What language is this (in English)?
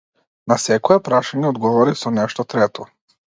Macedonian